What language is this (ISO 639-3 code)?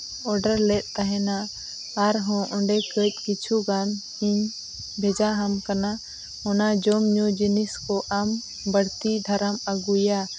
sat